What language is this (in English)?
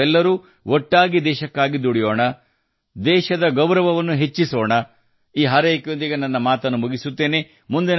Kannada